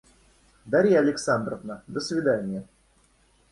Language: Russian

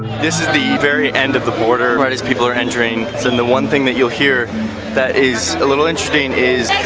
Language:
English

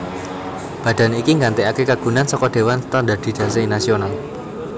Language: Javanese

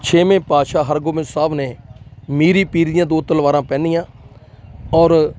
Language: Punjabi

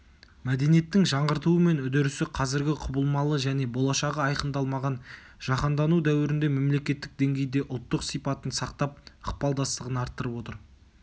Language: Kazakh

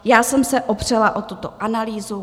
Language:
Czech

